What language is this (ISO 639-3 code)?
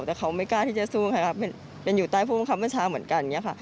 tha